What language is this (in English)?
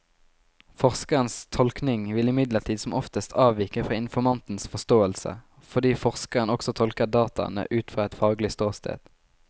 Norwegian